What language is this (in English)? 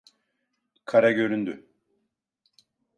Turkish